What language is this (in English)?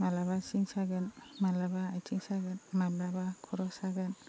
Bodo